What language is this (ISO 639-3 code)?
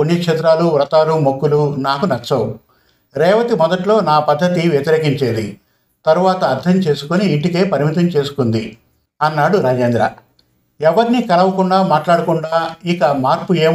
tel